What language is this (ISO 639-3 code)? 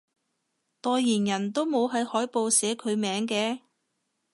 yue